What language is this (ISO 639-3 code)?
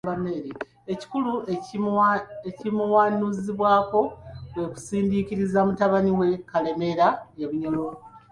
lug